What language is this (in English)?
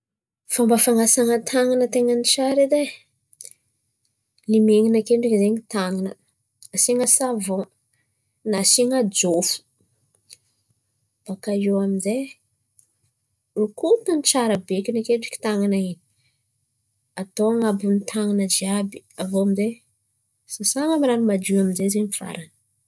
Antankarana Malagasy